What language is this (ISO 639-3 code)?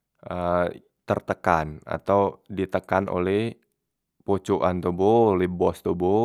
mui